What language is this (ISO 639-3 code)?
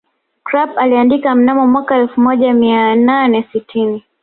swa